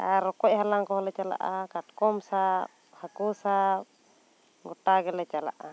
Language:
Santali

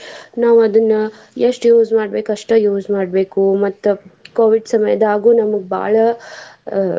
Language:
Kannada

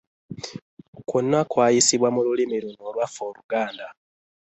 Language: Ganda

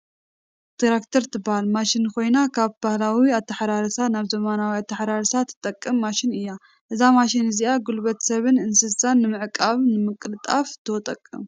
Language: Tigrinya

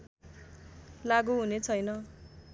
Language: Nepali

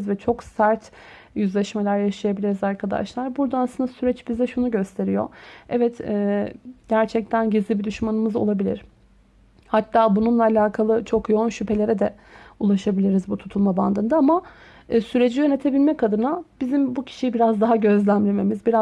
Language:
Turkish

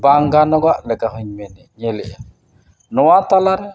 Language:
Santali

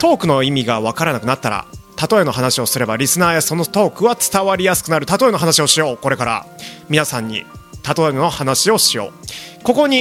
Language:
Japanese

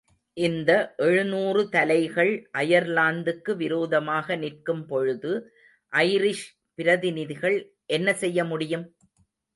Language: Tamil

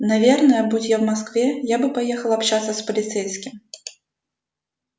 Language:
Russian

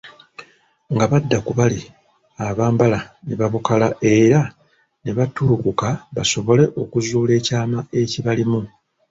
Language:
Ganda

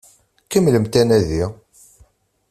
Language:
Kabyle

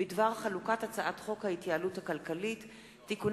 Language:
Hebrew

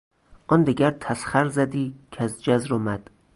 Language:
Persian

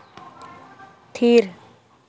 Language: Santali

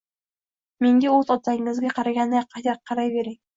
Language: Uzbek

